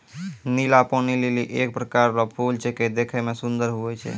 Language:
Maithili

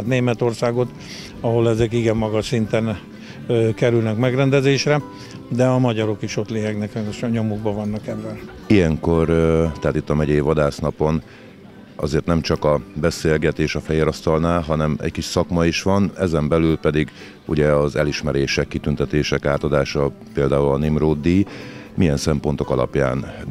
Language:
Hungarian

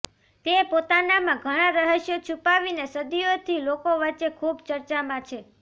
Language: Gujarati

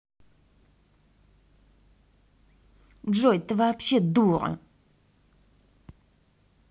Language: Russian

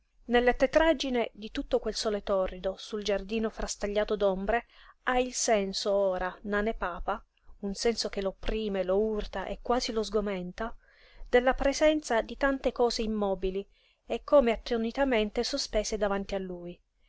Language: Italian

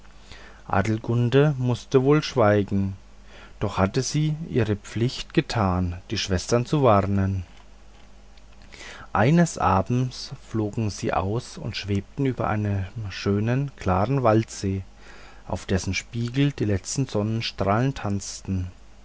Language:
German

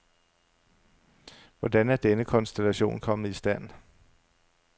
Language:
Danish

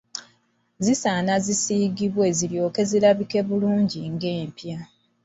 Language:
Ganda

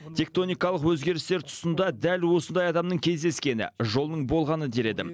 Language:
Kazakh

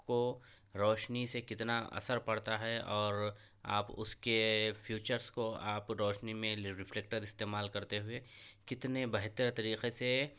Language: Urdu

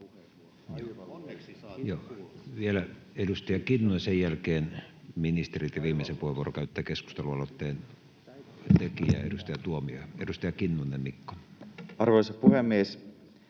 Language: Finnish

